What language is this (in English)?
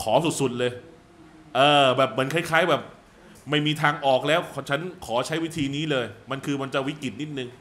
Thai